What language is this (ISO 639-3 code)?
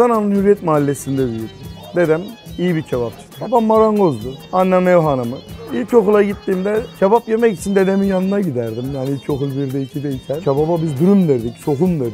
tur